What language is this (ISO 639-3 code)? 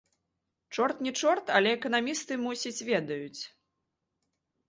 bel